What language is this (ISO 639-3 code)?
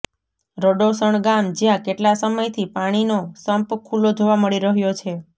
guj